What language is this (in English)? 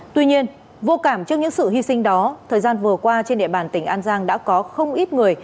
Vietnamese